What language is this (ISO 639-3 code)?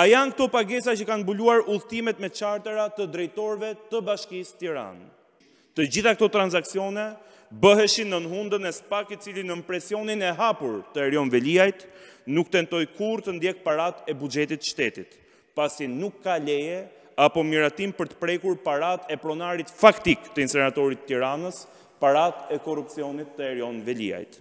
ron